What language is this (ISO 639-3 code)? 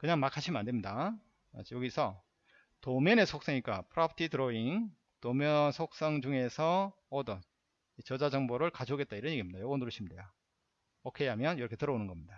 kor